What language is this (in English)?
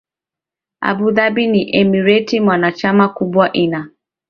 Swahili